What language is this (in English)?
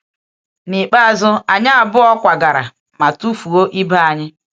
Igbo